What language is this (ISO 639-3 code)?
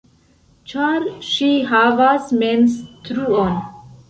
epo